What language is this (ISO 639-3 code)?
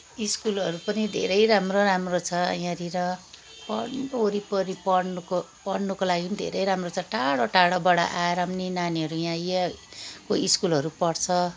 nep